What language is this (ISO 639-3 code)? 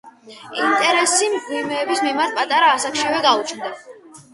kat